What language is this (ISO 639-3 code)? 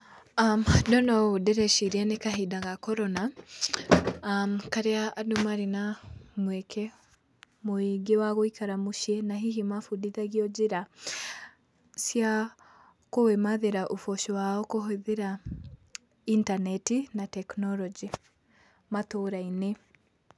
kik